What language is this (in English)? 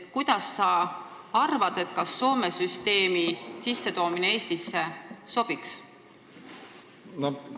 Estonian